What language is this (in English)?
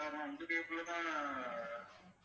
Tamil